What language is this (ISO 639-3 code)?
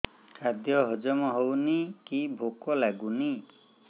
ori